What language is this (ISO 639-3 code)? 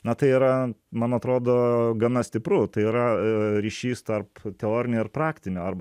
lit